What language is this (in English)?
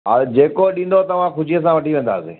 Sindhi